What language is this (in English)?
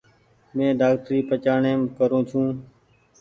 Goaria